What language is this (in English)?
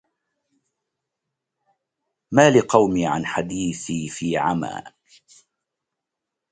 Arabic